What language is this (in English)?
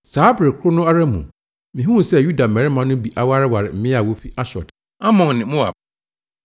Akan